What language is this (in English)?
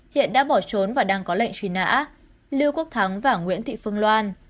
Vietnamese